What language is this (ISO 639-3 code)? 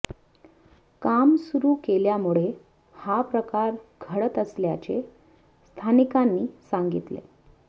mar